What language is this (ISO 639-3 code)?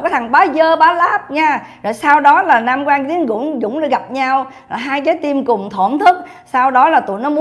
vie